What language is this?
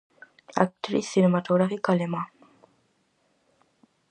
Galician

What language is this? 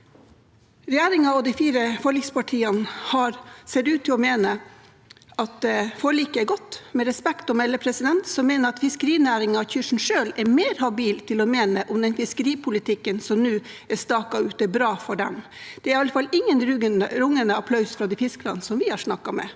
Norwegian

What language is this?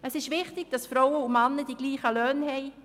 Swiss German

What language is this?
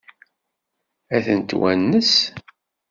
Kabyle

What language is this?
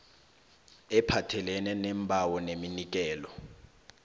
South Ndebele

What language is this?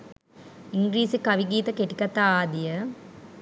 Sinhala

